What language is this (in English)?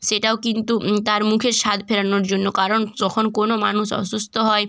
Bangla